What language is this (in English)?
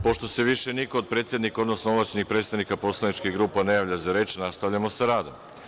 Serbian